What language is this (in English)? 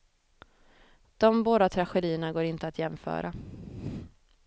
Swedish